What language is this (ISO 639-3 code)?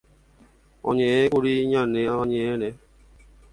grn